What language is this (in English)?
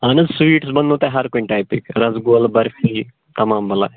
Kashmiri